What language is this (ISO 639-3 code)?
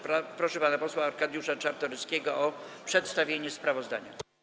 pol